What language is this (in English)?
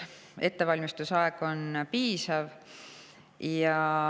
Estonian